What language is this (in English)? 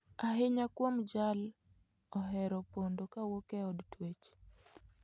Luo (Kenya and Tanzania)